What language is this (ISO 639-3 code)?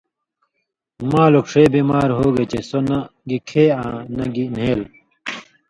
mvy